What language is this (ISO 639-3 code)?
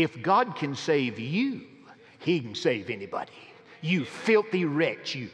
eng